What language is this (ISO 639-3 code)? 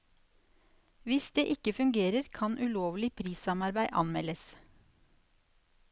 nor